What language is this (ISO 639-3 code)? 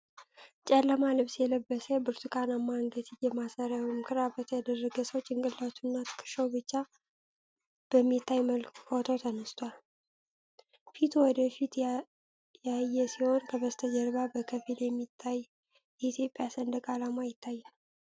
amh